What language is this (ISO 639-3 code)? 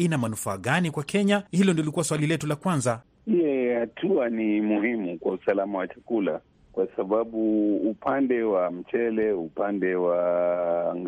swa